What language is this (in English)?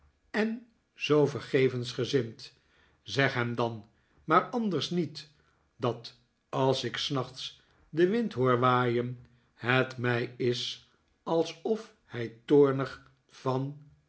Dutch